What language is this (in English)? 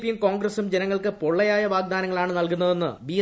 Malayalam